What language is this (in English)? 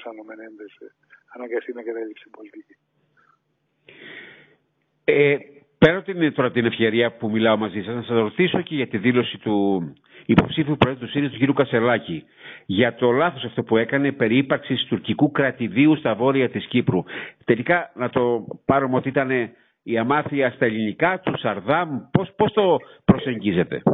Greek